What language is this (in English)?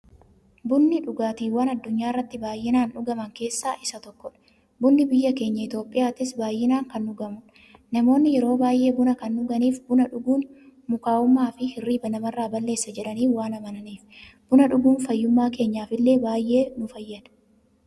Oromo